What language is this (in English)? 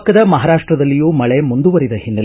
Kannada